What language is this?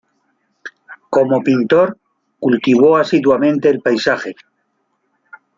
Spanish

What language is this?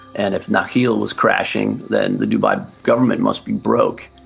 English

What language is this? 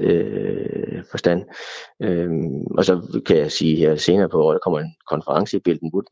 Danish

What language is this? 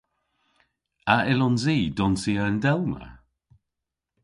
Cornish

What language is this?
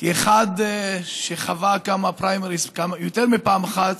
Hebrew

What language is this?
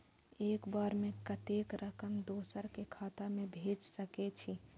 Maithili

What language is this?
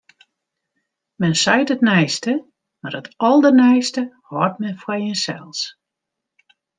Western Frisian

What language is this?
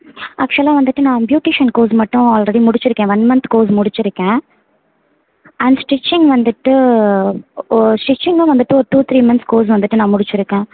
Tamil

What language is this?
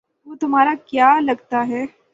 Urdu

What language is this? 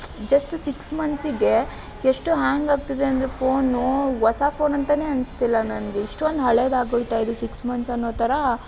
Kannada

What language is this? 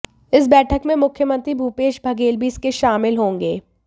Hindi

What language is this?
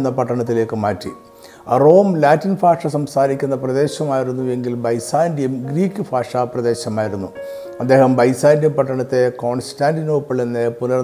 Malayalam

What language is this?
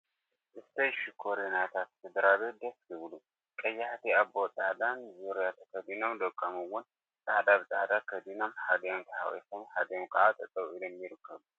Tigrinya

